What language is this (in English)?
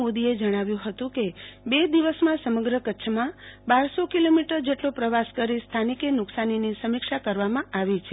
Gujarati